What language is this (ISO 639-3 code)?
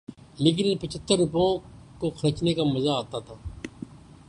urd